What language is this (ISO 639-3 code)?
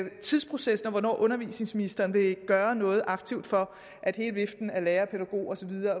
dan